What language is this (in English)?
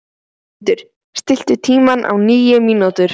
Icelandic